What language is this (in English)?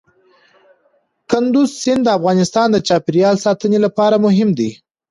Pashto